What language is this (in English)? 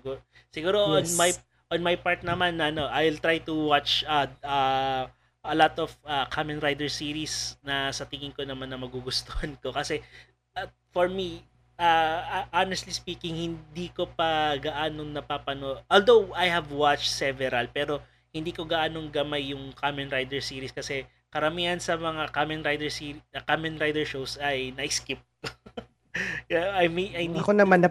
Filipino